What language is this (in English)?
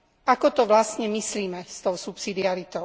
Slovak